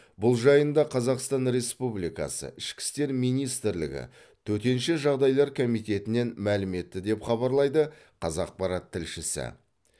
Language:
Kazakh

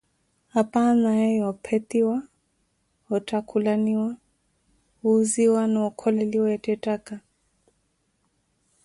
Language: Koti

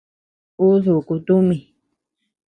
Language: Tepeuxila Cuicatec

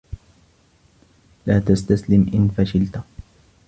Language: Arabic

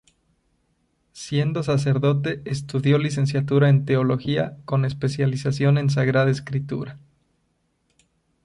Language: Spanish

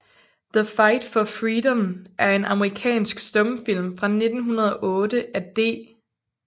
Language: Danish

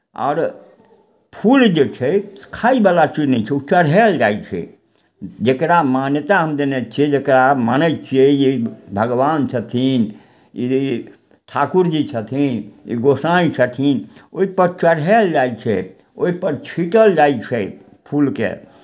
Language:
Maithili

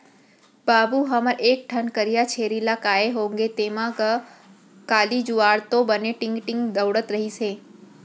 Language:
Chhattisgarhi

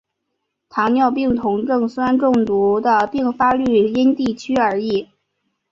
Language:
Chinese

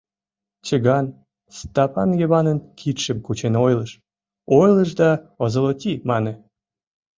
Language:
Mari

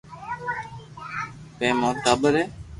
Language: Loarki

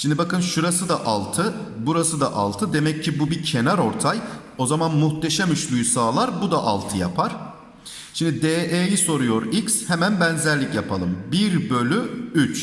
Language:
Turkish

